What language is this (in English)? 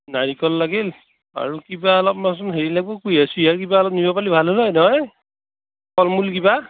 Assamese